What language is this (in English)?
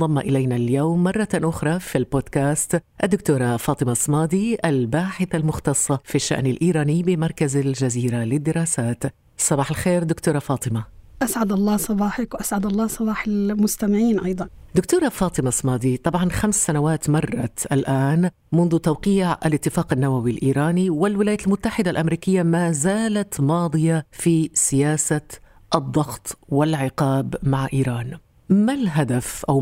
Arabic